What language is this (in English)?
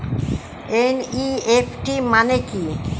Bangla